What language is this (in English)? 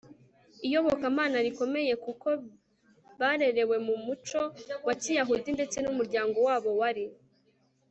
Kinyarwanda